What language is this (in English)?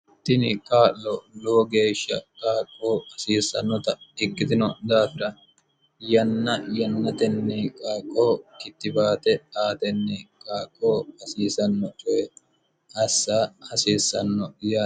Sidamo